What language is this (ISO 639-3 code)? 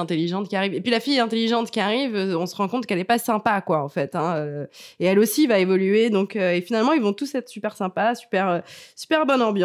fra